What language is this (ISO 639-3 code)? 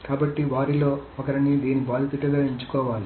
tel